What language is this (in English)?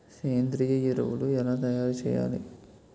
Telugu